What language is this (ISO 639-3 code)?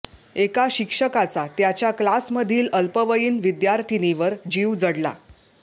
mar